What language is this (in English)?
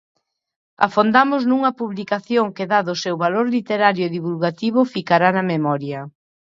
Galician